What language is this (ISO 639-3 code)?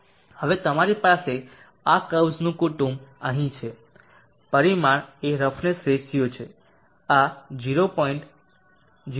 guj